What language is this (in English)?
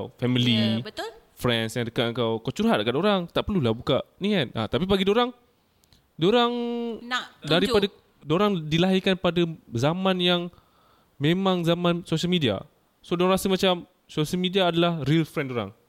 Malay